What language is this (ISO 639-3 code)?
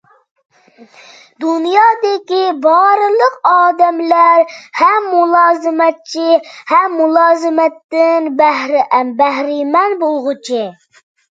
uig